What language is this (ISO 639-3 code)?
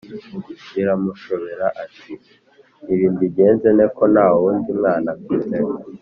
kin